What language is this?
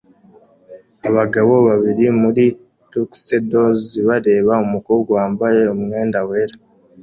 Kinyarwanda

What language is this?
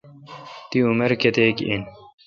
Kalkoti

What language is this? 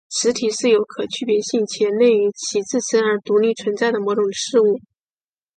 Chinese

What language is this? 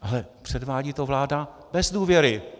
Czech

